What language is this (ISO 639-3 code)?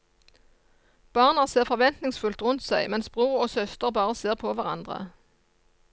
nor